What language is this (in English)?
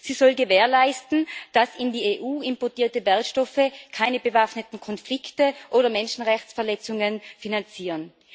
German